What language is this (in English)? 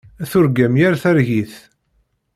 Kabyle